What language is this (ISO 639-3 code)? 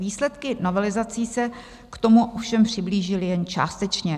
ces